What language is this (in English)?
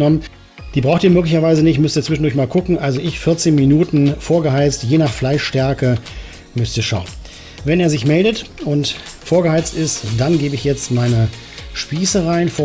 German